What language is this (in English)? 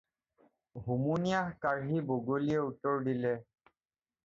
Assamese